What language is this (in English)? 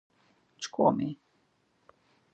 Laz